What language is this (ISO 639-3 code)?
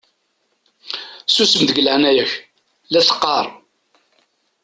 kab